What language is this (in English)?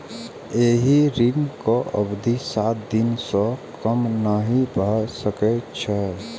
Maithili